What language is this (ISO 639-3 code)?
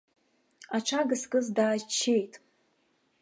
abk